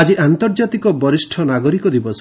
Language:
Odia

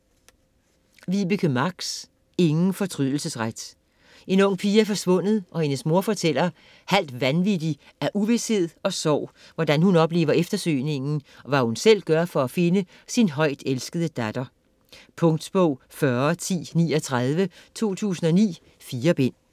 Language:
Danish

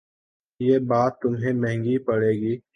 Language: Urdu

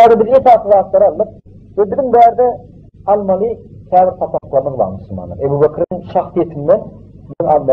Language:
Turkish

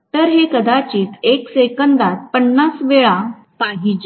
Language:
Marathi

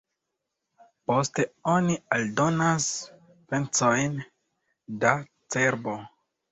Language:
Esperanto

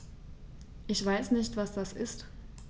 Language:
German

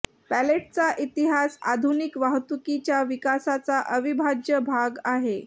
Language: Marathi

